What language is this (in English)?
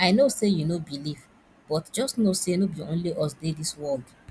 Nigerian Pidgin